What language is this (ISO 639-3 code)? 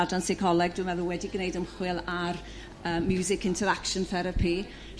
cym